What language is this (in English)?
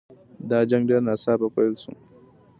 Pashto